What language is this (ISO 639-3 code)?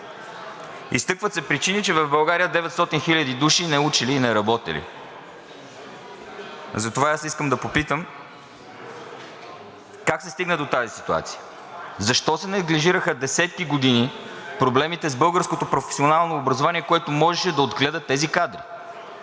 bul